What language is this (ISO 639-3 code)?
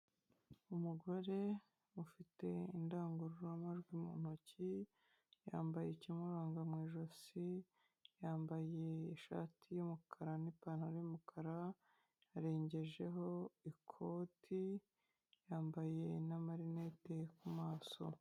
kin